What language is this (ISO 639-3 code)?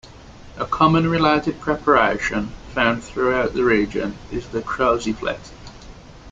eng